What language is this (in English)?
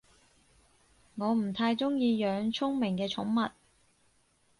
Cantonese